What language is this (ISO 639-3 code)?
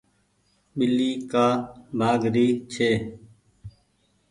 gig